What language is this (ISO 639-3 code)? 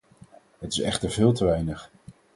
nld